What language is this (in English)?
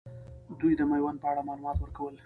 Pashto